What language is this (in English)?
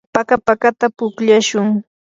Yanahuanca Pasco Quechua